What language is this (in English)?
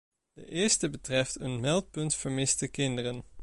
Dutch